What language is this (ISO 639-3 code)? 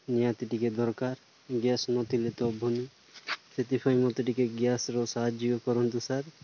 ori